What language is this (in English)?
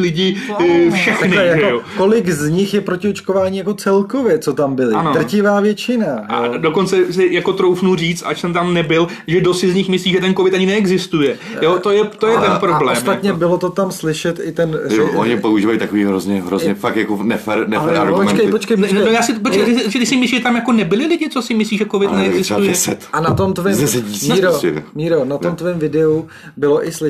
Czech